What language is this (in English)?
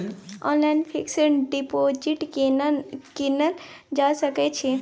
Maithili